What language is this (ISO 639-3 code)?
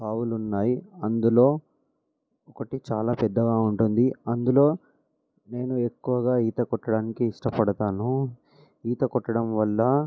tel